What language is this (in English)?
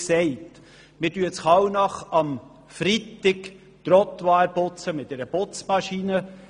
Swiss German